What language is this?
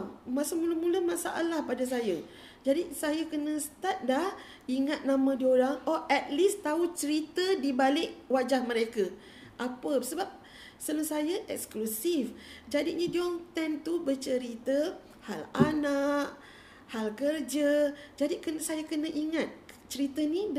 Malay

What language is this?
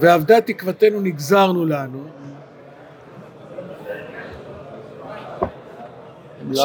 Hebrew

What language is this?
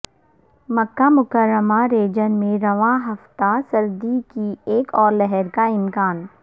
Urdu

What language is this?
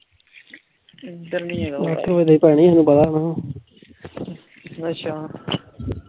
Punjabi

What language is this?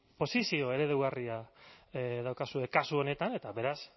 Basque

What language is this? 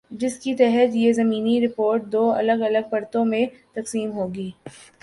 Urdu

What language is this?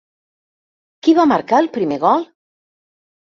Catalan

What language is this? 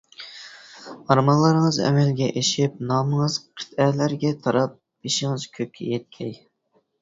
Uyghur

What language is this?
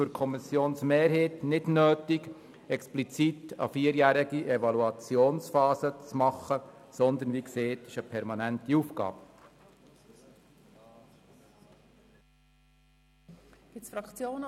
Swiss German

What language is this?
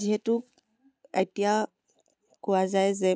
Assamese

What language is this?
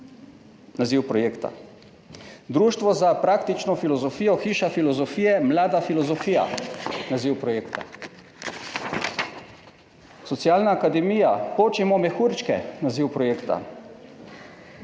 Slovenian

